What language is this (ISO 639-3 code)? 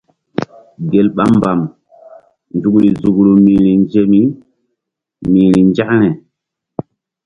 mdd